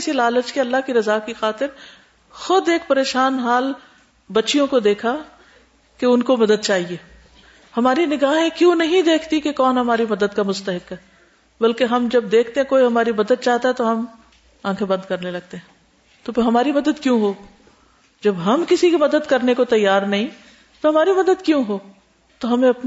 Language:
Urdu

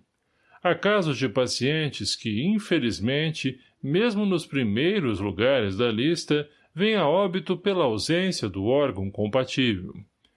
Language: Portuguese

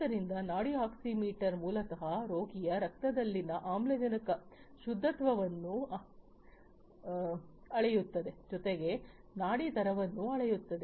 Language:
Kannada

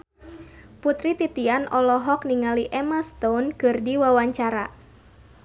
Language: Sundanese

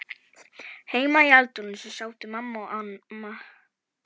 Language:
Icelandic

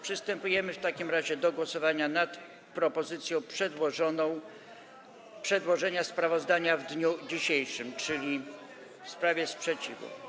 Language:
Polish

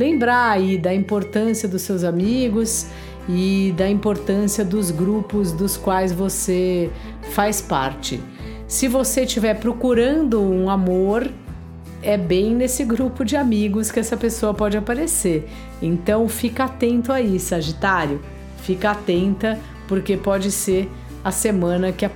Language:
Portuguese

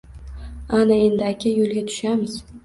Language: Uzbek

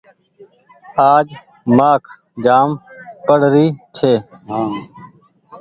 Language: Goaria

